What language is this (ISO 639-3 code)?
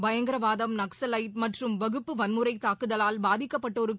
tam